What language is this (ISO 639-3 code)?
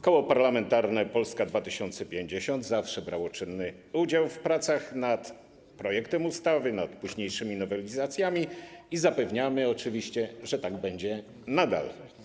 pol